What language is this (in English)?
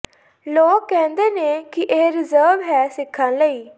Punjabi